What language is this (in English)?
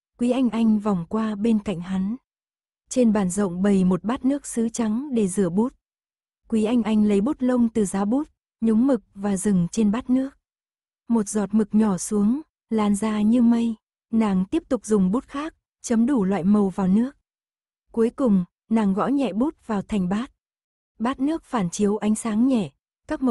Vietnamese